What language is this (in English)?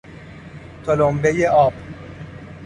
Persian